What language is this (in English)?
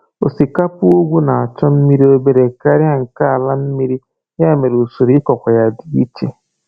Igbo